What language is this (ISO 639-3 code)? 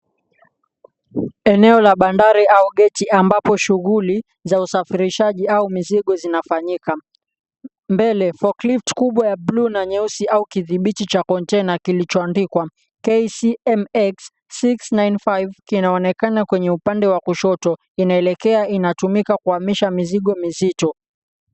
swa